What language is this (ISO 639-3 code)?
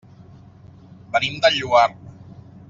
cat